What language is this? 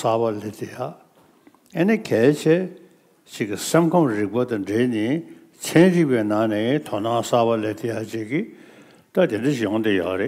Turkish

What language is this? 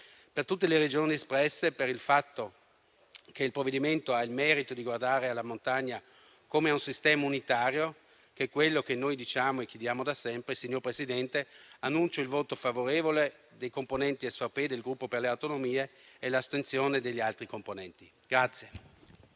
Italian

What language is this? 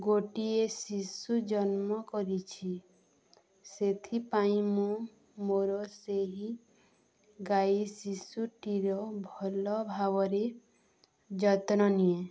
Odia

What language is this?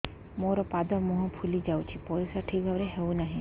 Odia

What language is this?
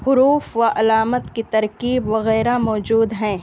Urdu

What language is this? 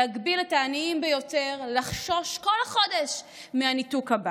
Hebrew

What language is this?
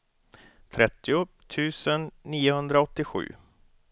Swedish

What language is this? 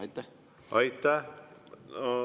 Estonian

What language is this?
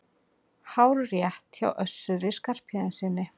Icelandic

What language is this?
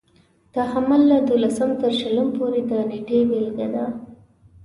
Pashto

